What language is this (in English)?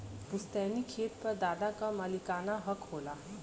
Bhojpuri